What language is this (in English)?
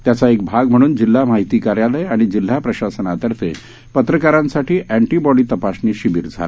Marathi